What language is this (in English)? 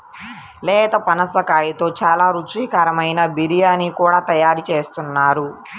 Telugu